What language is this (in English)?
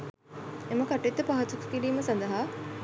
Sinhala